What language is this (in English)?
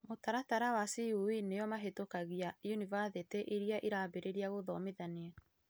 Kikuyu